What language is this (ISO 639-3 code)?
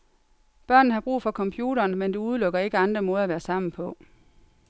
dan